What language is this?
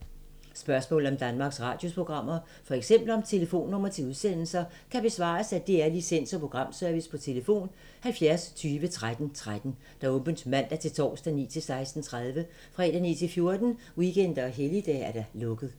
Danish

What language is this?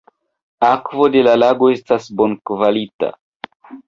Esperanto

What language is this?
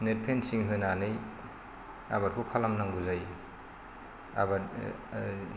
Bodo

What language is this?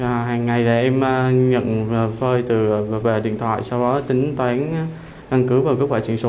Vietnamese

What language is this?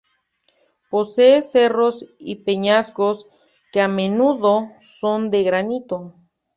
Spanish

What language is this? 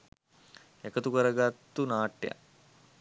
Sinhala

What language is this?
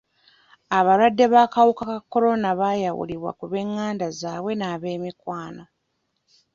Ganda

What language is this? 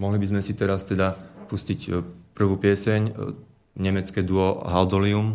Slovak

